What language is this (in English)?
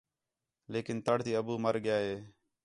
Khetrani